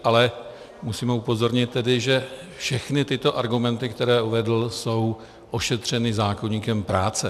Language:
Czech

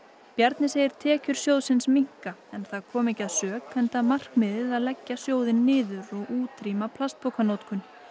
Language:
Icelandic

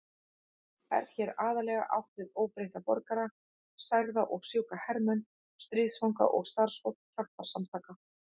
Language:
Icelandic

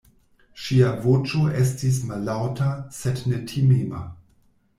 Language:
Esperanto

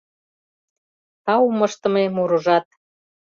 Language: Mari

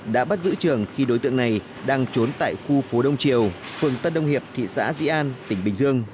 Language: Vietnamese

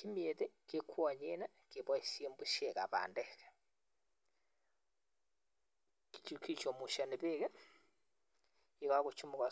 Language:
Kalenjin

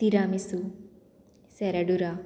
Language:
Konkani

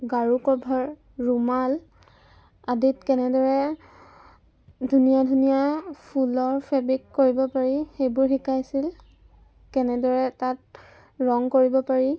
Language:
Assamese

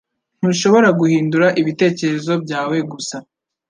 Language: Kinyarwanda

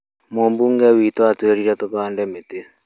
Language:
Kikuyu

